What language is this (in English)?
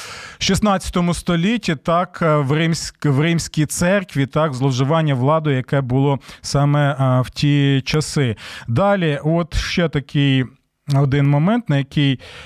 Ukrainian